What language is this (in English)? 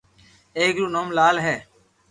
Loarki